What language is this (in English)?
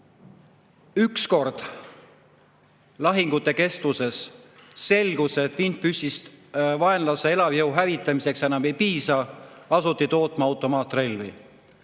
Estonian